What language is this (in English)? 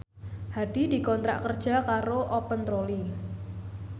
Javanese